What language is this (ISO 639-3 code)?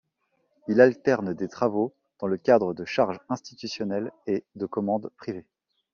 fra